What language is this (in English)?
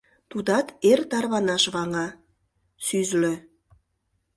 Mari